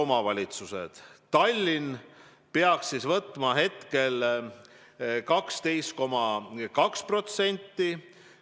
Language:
Estonian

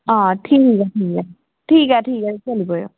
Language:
Dogri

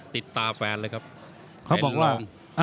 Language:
Thai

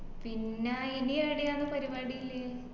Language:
Malayalam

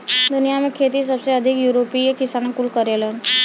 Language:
Bhojpuri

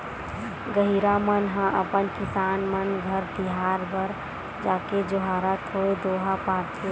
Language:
Chhattisgarhi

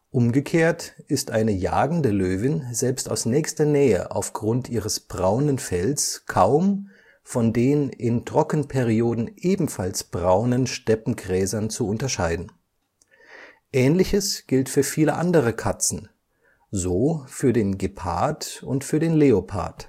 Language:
German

